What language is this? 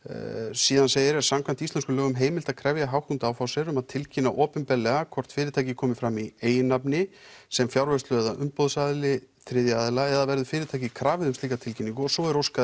Icelandic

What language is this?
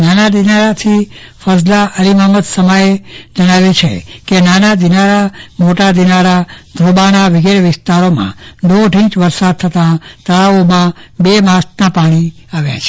Gujarati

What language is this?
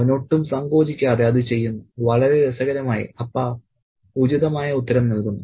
Malayalam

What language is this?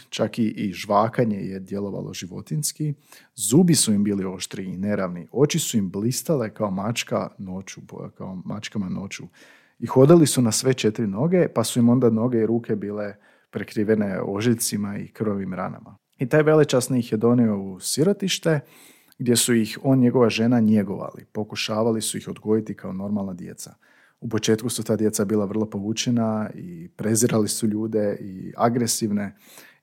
Croatian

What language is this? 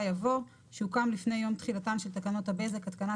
Hebrew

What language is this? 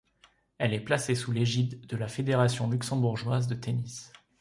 French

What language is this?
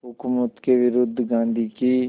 Hindi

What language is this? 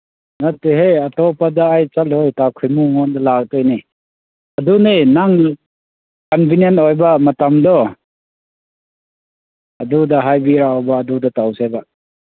Manipuri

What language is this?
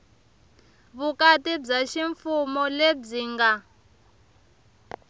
Tsonga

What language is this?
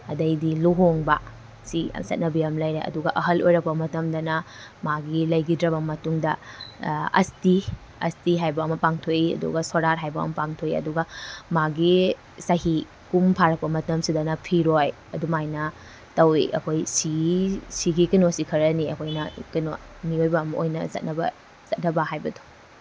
Manipuri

